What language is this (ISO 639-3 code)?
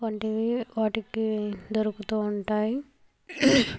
tel